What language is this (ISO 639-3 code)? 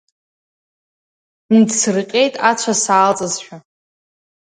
abk